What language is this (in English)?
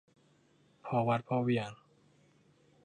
Thai